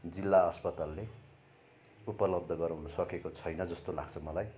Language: Nepali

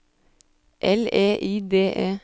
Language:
Norwegian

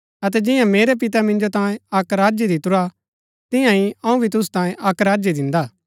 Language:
Gaddi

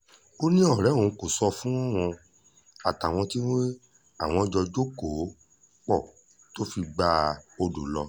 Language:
Yoruba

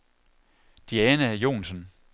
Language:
Danish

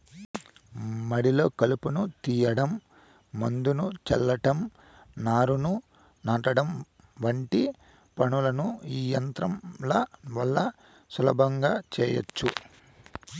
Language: Telugu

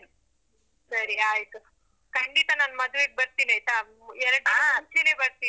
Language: Kannada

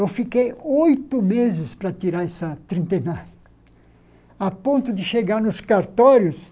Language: Portuguese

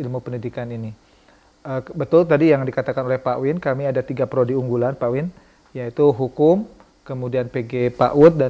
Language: Indonesian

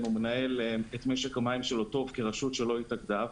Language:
Hebrew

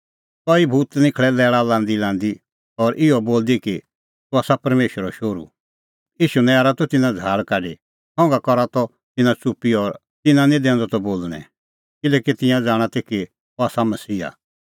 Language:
Kullu Pahari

